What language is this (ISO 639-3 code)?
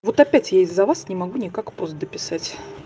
rus